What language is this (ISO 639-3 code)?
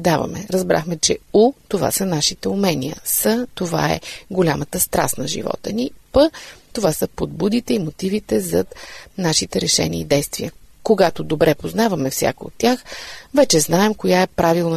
bul